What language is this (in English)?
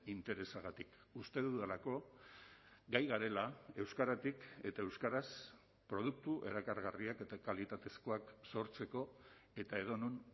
Basque